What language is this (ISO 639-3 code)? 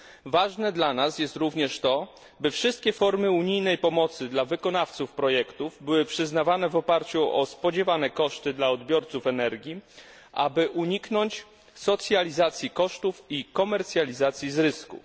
pol